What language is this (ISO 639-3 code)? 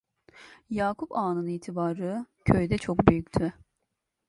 tur